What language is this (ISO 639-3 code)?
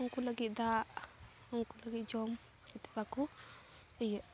sat